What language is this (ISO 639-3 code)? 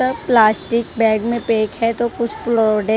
hin